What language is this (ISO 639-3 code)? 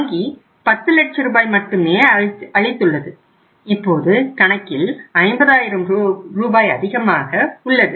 tam